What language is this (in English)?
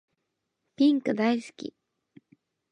Japanese